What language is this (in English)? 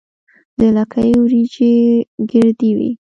Pashto